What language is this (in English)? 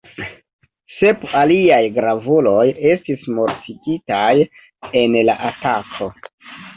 Esperanto